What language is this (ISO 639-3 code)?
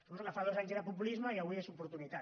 cat